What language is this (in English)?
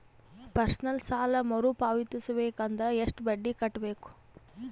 Kannada